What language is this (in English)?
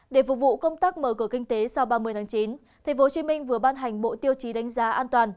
Vietnamese